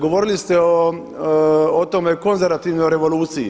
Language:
Croatian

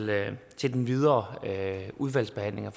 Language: Danish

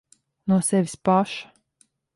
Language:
Latvian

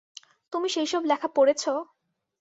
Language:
Bangla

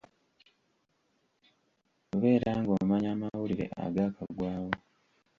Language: Ganda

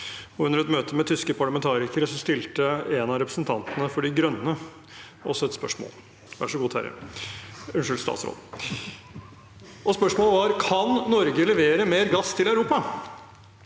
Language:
Norwegian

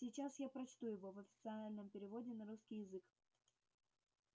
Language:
Russian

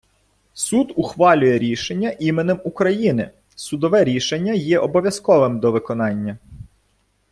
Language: Ukrainian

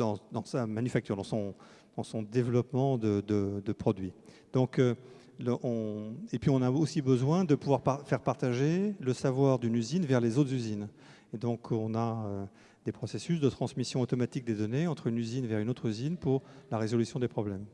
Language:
French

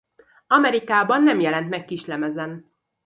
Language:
Hungarian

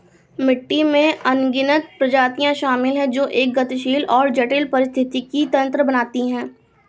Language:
Hindi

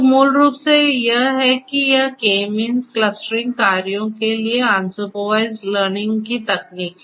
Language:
Hindi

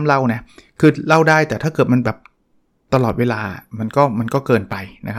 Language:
Thai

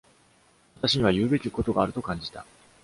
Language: Japanese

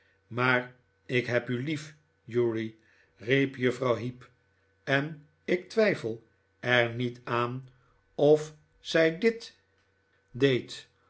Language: Dutch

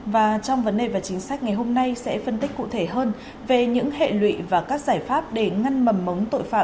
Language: Vietnamese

